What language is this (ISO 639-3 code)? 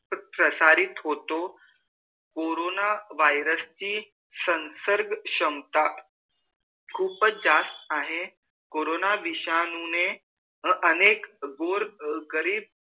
mar